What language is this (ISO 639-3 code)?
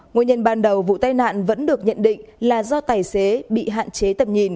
vie